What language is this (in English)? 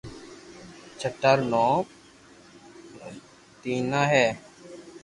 Loarki